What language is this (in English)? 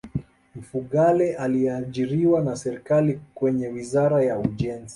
Swahili